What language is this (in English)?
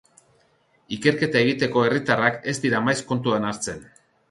Basque